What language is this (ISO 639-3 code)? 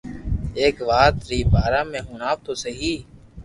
lrk